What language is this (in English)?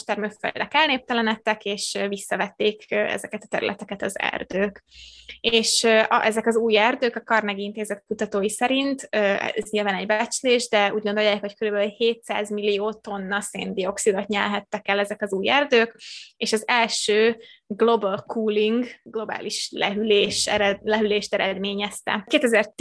Hungarian